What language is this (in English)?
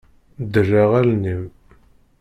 Kabyle